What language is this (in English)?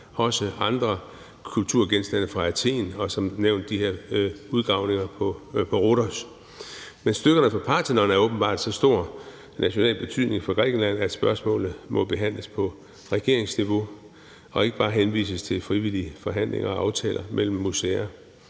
Danish